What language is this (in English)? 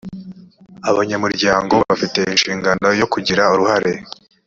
Kinyarwanda